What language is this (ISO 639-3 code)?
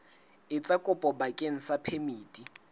sot